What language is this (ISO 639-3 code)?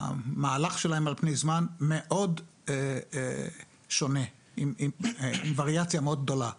heb